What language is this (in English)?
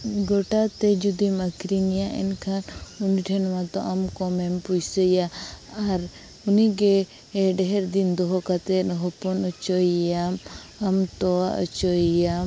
Santali